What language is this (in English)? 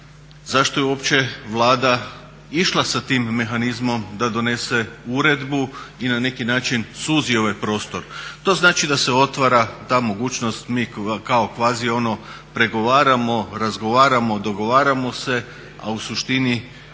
Croatian